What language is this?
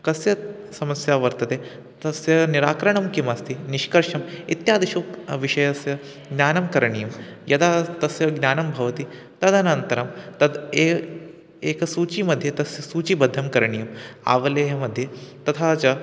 Sanskrit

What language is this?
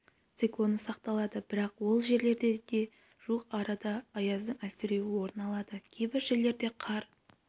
Kazakh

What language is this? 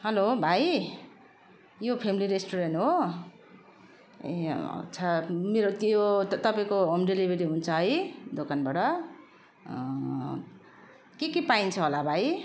Nepali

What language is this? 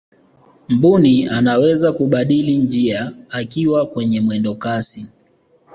Swahili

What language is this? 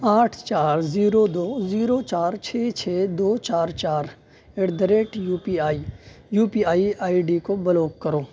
Urdu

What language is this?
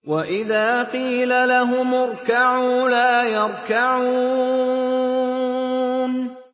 Arabic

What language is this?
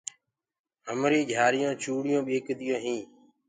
Gurgula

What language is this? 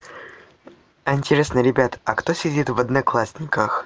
Russian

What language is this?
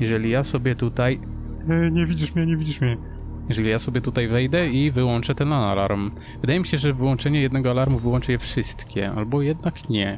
Polish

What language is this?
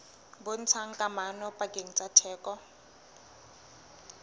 Southern Sotho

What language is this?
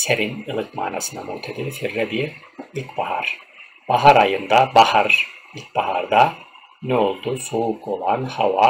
Turkish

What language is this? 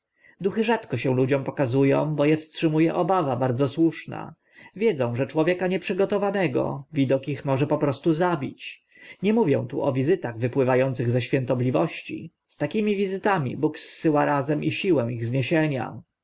Polish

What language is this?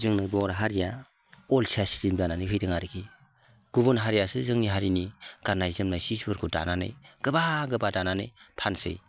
Bodo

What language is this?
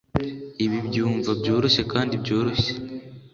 Kinyarwanda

